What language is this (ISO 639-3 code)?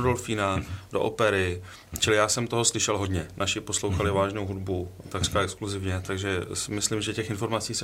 ces